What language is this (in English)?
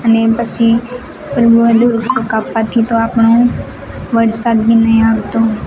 Gujarati